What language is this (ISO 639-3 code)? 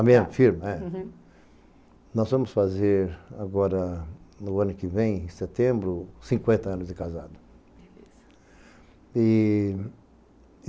por